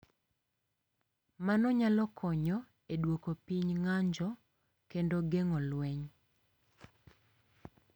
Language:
Luo (Kenya and Tanzania)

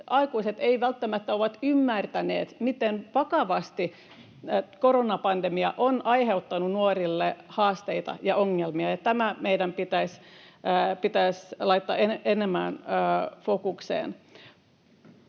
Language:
Finnish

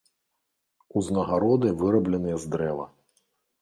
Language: Belarusian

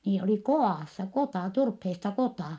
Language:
Finnish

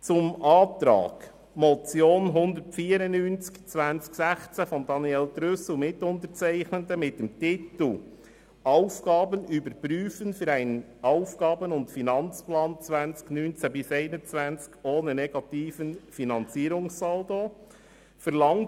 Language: Swiss German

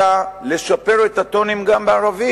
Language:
Hebrew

